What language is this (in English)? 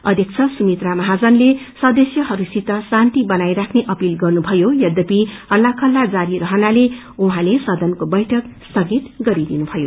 Nepali